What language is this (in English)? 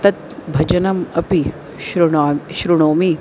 Sanskrit